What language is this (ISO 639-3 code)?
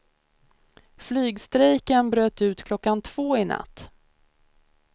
swe